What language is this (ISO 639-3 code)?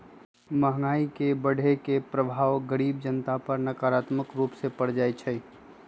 mag